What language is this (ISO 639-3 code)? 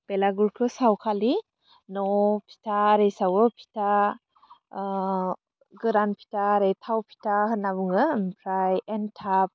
brx